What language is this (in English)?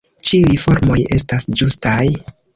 Esperanto